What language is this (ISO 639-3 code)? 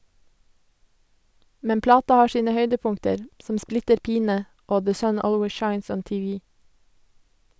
nor